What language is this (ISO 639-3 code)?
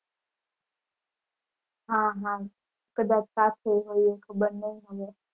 guj